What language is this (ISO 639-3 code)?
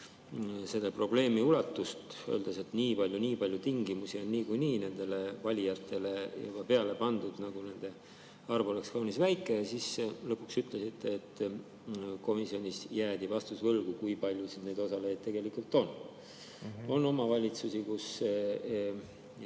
est